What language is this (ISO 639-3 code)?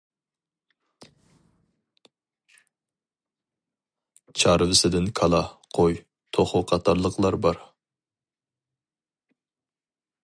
uig